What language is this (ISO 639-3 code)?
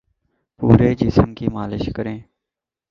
urd